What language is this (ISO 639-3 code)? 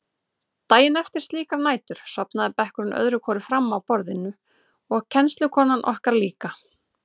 isl